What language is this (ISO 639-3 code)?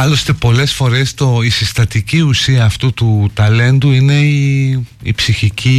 ell